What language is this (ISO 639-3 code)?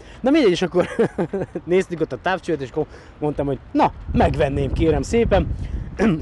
hun